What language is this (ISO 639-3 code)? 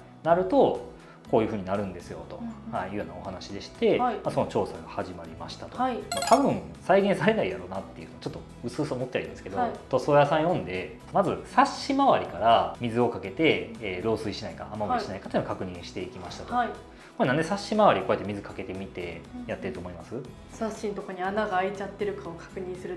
jpn